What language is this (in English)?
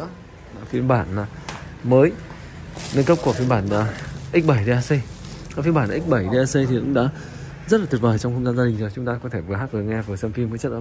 Vietnamese